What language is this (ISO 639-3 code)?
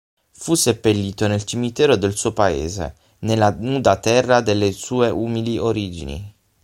ita